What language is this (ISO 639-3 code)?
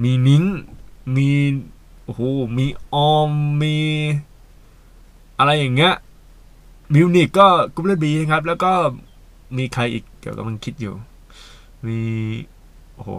tha